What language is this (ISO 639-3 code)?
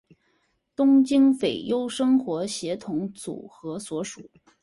zho